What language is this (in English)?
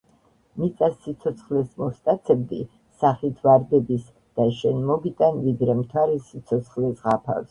Georgian